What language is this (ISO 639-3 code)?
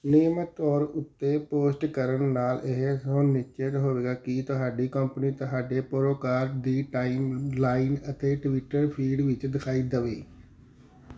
pan